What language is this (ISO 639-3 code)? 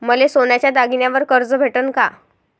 mar